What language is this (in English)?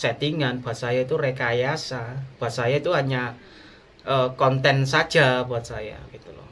Indonesian